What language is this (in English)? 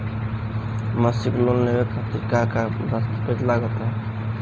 Bhojpuri